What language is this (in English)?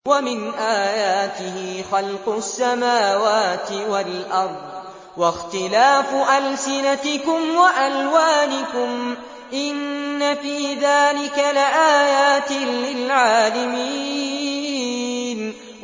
Arabic